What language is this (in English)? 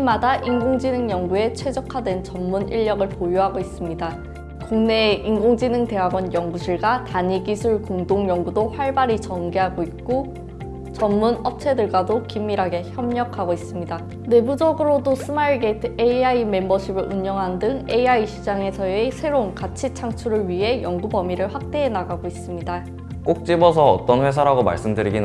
Korean